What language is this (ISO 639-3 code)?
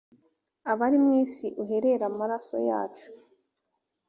kin